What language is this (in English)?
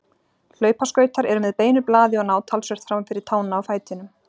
Icelandic